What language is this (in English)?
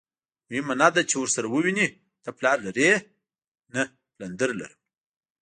Pashto